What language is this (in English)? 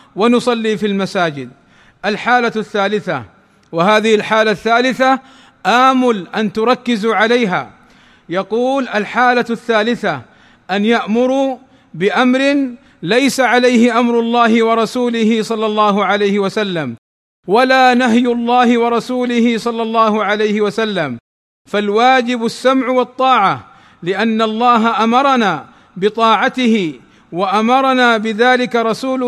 Arabic